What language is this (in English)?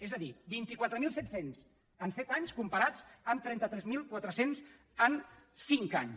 Catalan